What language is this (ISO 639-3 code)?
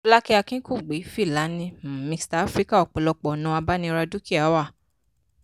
yor